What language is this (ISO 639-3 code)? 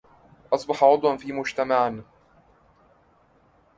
ara